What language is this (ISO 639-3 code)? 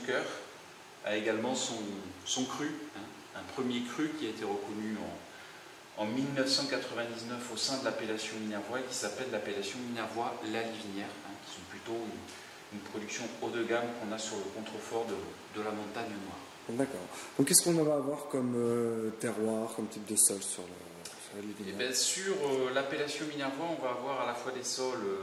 fra